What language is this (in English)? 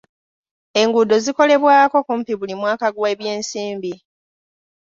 Ganda